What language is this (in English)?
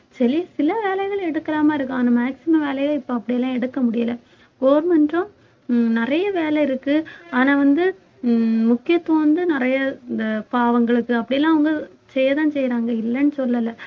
Tamil